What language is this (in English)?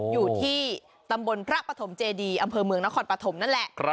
Thai